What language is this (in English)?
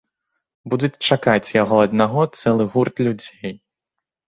Belarusian